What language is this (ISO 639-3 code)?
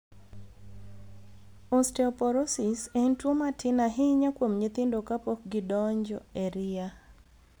luo